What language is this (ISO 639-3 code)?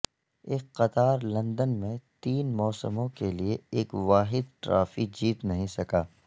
urd